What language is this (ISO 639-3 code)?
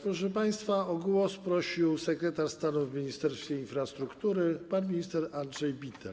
pol